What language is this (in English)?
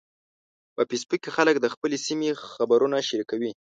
Pashto